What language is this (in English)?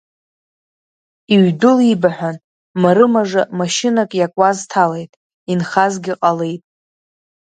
Abkhazian